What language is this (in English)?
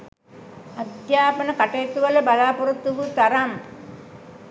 Sinhala